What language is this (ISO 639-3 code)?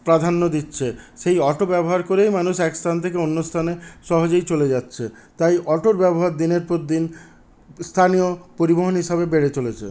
ben